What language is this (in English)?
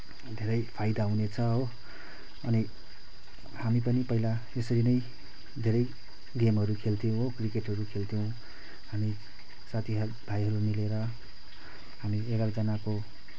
Nepali